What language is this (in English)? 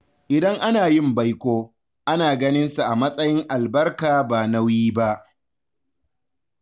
Hausa